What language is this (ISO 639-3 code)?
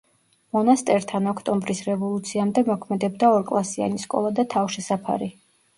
kat